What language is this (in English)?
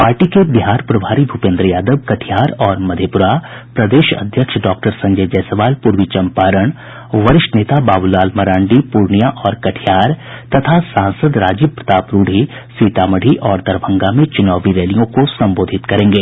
Hindi